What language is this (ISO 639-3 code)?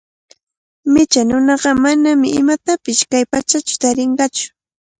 qvl